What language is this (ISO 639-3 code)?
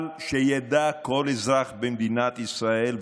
heb